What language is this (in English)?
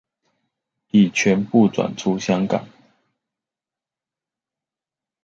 Chinese